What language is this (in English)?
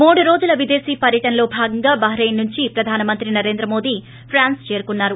Telugu